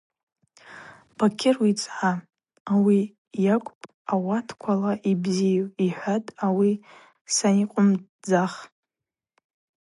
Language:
Abaza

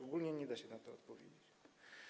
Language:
Polish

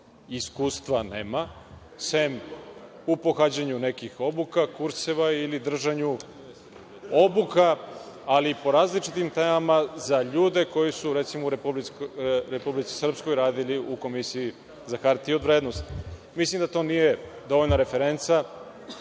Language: Serbian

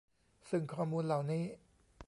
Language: Thai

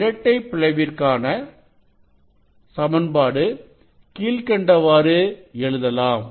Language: Tamil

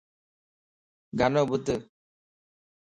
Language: Lasi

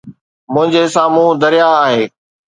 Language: Sindhi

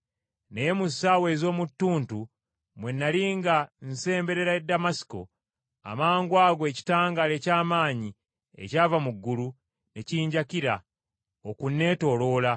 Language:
Ganda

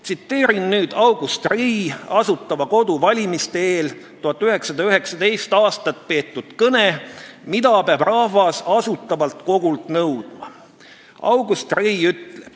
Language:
Estonian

